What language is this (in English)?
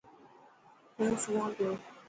Dhatki